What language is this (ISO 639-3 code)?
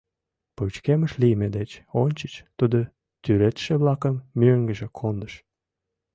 chm